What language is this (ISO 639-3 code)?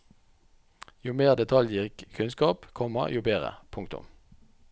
nor